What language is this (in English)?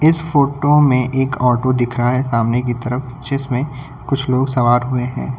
Hindi